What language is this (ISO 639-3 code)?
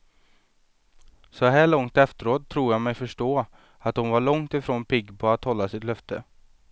swe